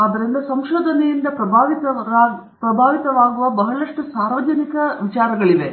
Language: Kannada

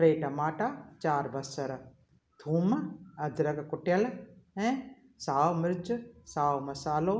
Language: Sindhi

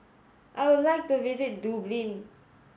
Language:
English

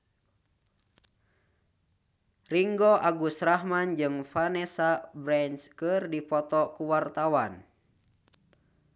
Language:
Sundanese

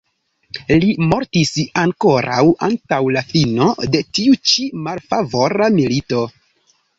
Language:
Esperanto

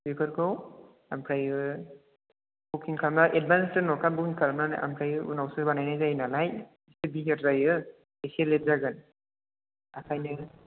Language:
Bodo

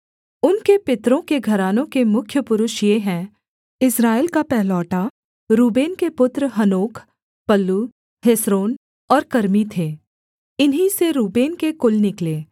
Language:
Hindi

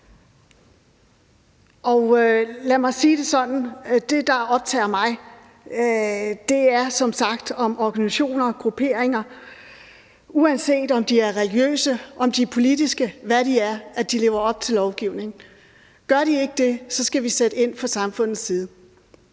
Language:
Danish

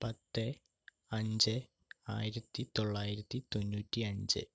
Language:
Malayalam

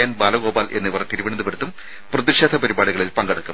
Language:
Malayalam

